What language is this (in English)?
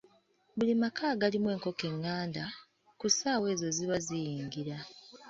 Ganda